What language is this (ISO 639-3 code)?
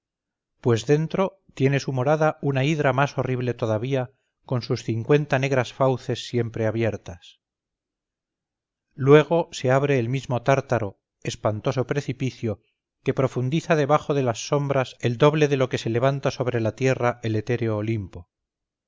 spa